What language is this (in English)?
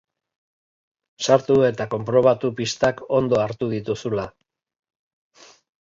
Basque